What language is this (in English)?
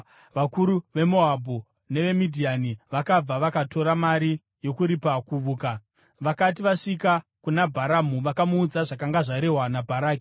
Shona